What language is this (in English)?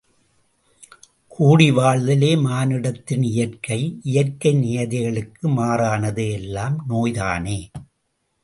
Tamil